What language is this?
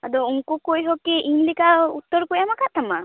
Santali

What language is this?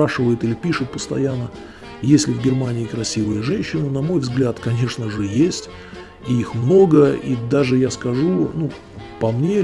Russian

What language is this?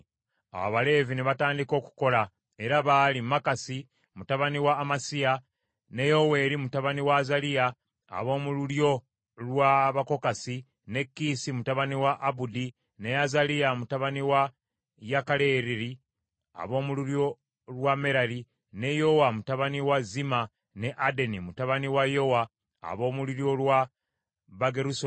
Ganda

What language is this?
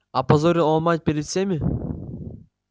Russian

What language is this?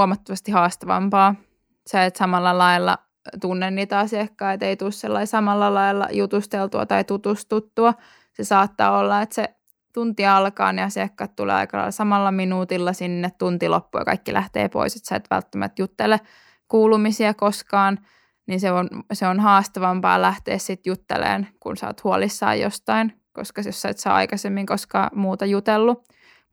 Finnish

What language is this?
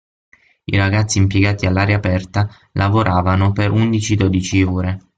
Italian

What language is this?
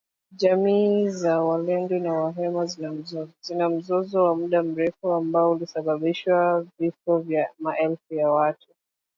Swahili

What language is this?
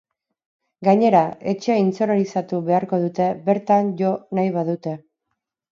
Basque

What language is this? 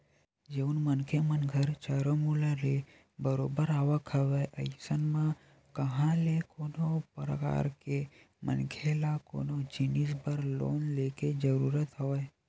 Chhattisgarhi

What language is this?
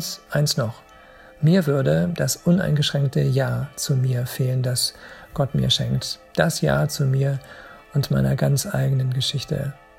German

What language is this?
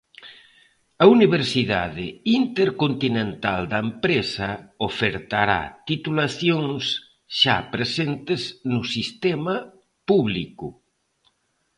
Galician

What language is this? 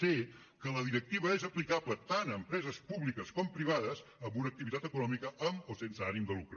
Catalan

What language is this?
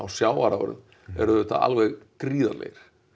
Icelandic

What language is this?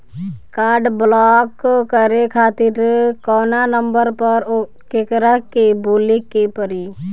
Bhojpuri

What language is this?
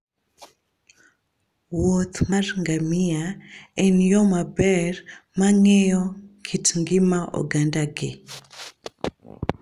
Luo (Kenya and Tanzania)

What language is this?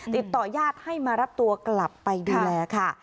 Thai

